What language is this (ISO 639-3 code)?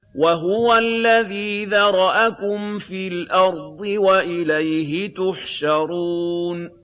ara